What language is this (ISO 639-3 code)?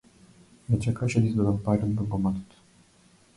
mkd